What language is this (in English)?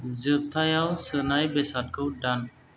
Bodo